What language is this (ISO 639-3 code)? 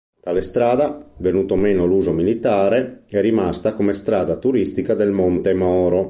ita